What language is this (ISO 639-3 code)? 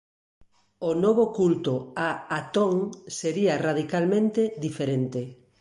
glg